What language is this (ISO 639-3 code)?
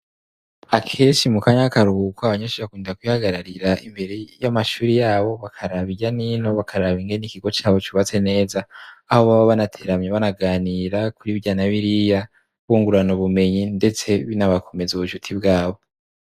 run